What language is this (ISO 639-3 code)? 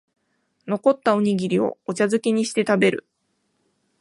jpn